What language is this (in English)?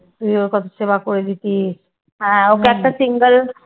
Bangla